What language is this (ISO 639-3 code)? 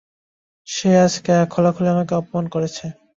ben